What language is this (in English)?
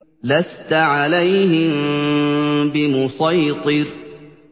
Arabic